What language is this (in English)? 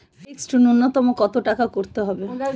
Bangla